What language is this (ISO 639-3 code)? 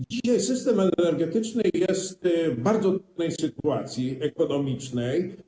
pol